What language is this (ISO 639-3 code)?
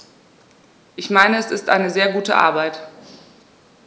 deu